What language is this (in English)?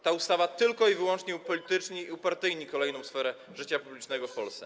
Polish